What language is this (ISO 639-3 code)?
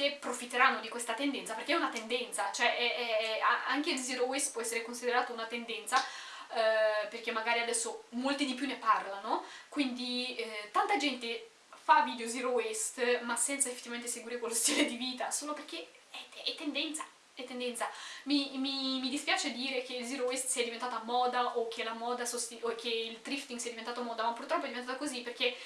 ita